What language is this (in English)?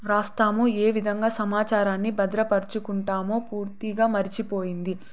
Telugu